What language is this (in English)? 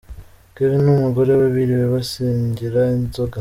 Kinyarwanda